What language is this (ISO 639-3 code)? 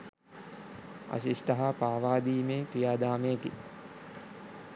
sin